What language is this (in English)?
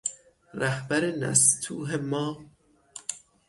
Persian